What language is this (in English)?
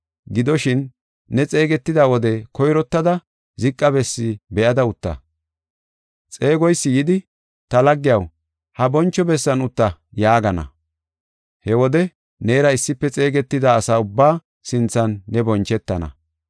Gofa